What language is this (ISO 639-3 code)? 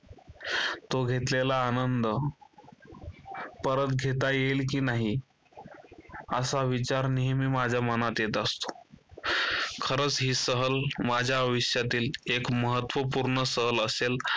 mar